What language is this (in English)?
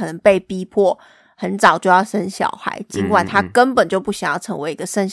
Chinese